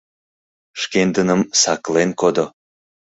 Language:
Mari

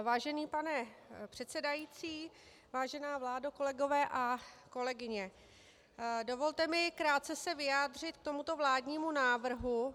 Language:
Czech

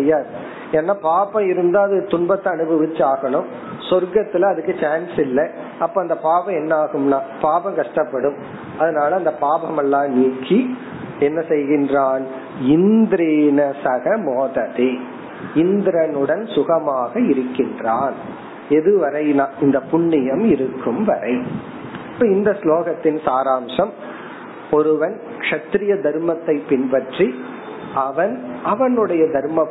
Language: Tamil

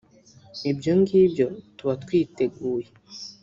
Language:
Kinyarwanda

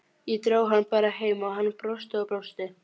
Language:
Icelandic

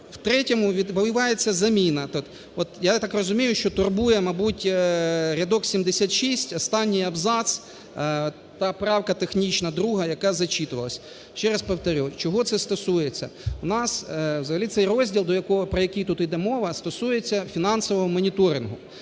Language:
Ukrainian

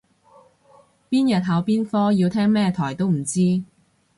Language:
Cantonese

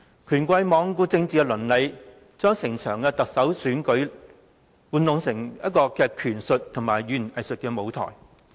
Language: Cantonese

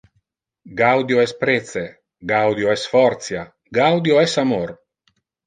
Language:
Interlingua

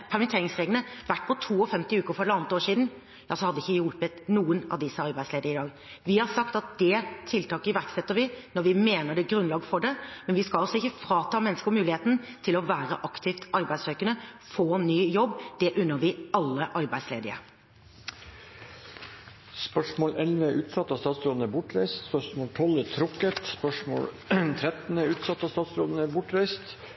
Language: Norwegian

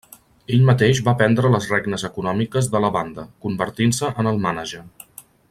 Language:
Catalan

